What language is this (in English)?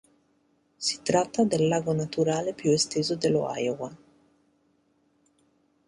Italian